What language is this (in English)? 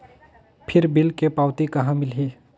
Chhattisgarhi